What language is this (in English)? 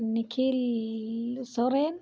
Santali